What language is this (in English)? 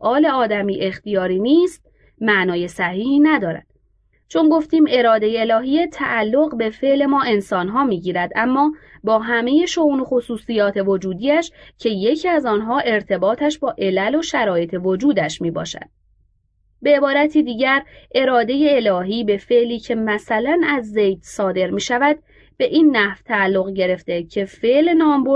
Persian